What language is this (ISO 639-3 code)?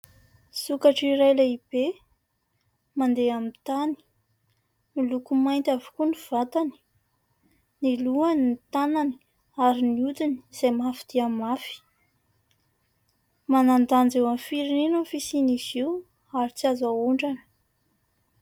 mlg